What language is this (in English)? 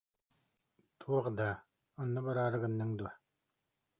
Yakut